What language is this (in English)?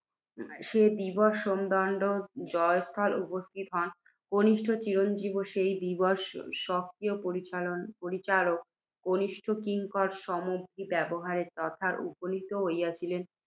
Bangla